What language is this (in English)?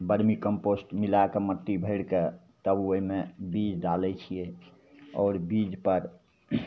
Maithili